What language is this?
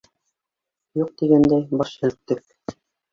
Bashkir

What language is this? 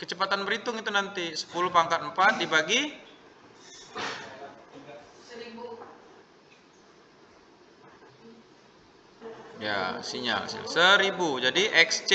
Indonesian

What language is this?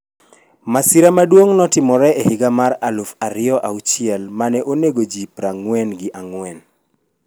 Luo (Kenya and Tanzania)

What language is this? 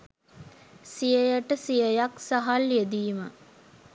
Sinhala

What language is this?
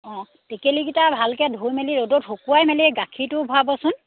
Assamese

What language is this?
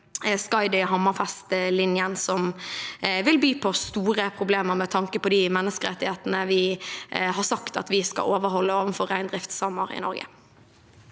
Norwegian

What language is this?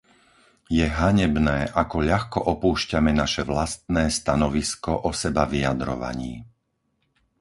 Slovak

